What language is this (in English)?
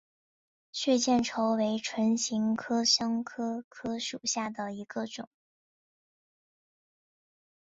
Chinese